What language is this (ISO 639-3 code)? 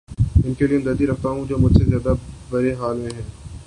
urd